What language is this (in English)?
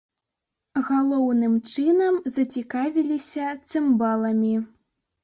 Belarusian